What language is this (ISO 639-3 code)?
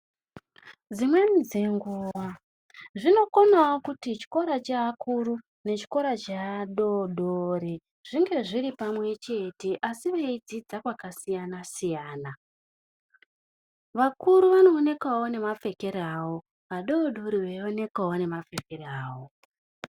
ndc